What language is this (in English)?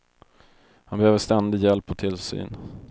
Swedish